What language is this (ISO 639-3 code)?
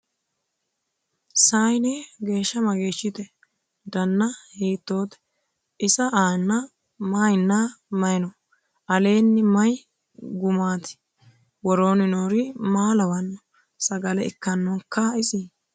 sid